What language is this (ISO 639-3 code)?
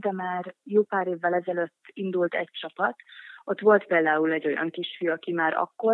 hun